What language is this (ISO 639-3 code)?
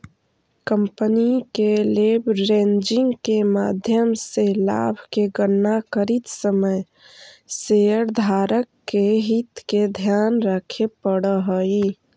mag